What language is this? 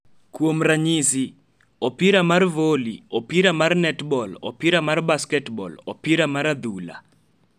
Luo (Kenya and Tanzania)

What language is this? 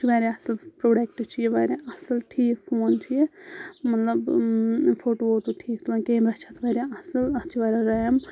Kashmiri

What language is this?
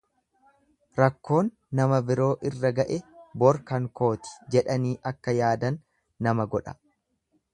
Oromo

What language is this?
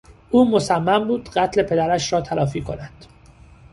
Persian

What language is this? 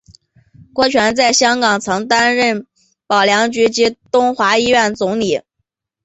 Chinese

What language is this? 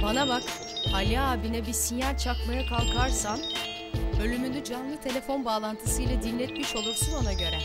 Turkish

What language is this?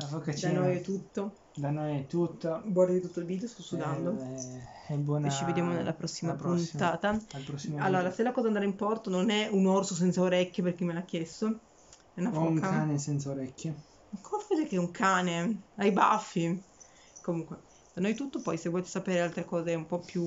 Italian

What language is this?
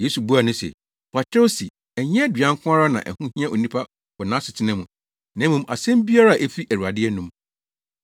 Akan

